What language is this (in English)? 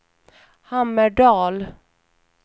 Swedish